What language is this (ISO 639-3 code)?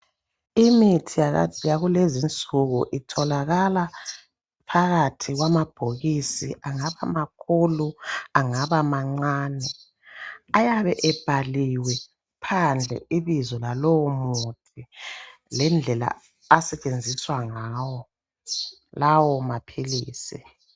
nde